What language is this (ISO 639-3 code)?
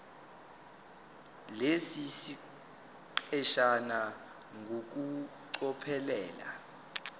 zul